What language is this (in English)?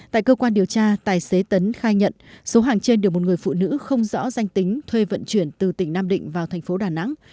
Vietnamese